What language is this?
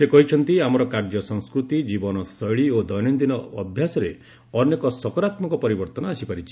Odia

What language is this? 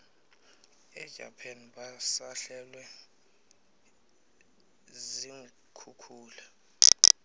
South Ndebele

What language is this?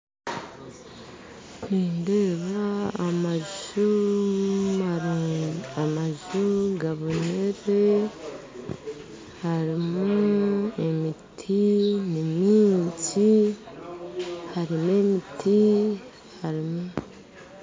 Nyankole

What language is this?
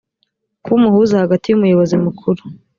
Kinyarwanda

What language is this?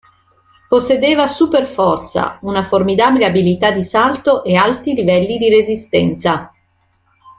Italian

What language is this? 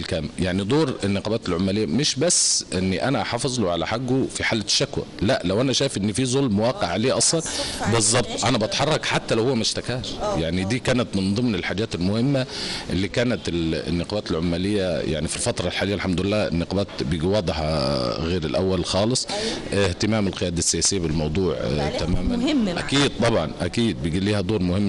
Arabic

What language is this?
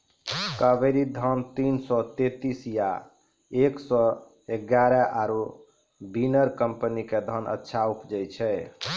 Maithili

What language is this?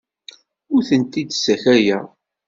Kabyle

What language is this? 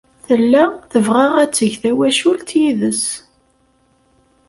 Kabyle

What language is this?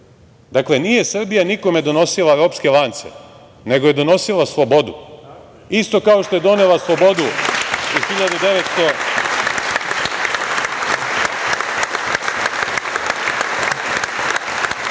Serbian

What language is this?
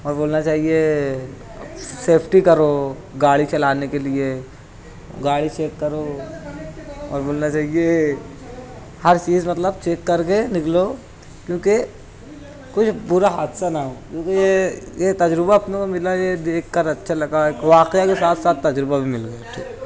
Urdu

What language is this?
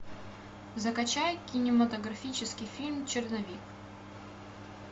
Russian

